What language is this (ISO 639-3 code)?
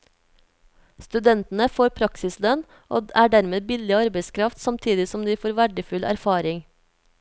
nor